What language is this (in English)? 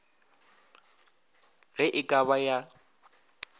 Northern Sotho